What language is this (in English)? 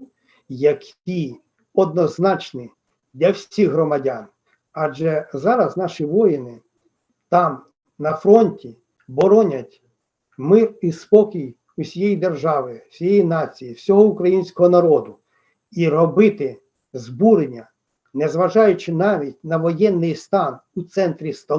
Ukrainian